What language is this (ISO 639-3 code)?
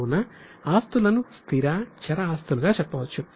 tel